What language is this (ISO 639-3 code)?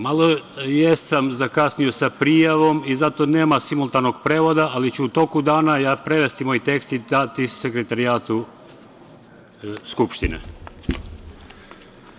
srp